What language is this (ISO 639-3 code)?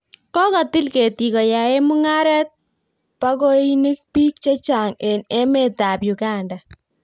kln